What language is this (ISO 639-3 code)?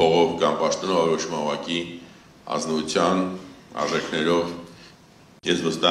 ron